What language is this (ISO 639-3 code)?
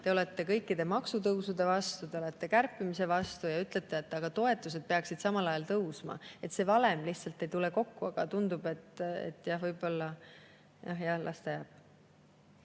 est